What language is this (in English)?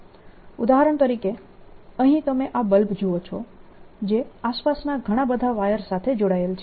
Gujarati